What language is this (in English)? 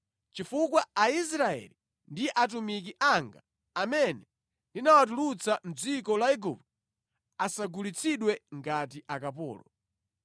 Nyanja